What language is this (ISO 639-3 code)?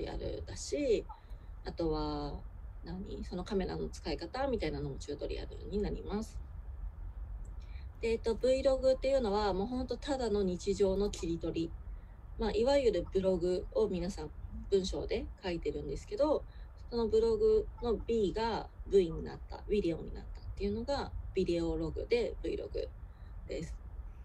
jpn